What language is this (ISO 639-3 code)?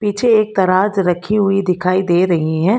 hin